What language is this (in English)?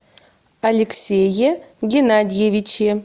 Russian